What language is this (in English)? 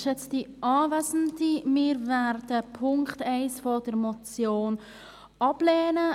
Swiss German